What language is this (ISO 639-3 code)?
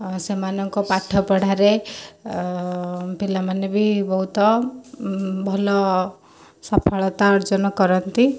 ori